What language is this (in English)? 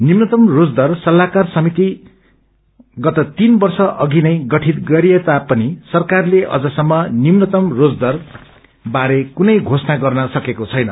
Nepali